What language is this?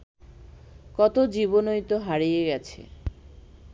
Bangla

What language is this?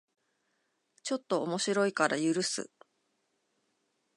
Japanese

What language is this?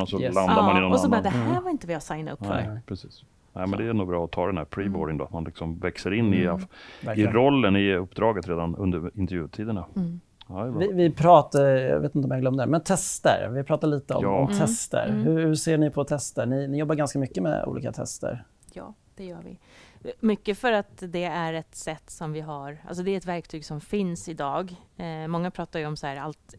Swedish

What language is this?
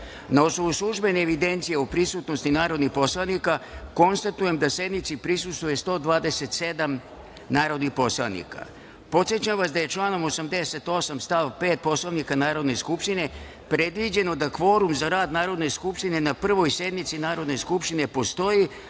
Serbian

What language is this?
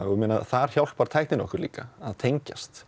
Icelandic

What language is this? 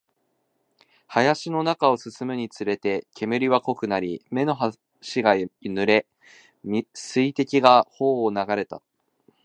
Japanese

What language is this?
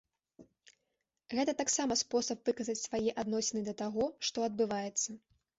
Belarusian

